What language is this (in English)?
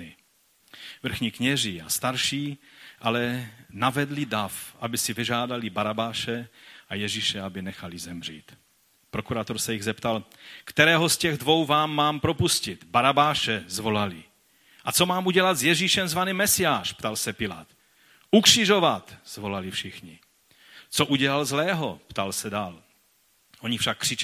Czech